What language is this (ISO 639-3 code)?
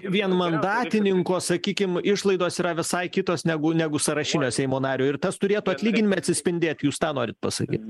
lit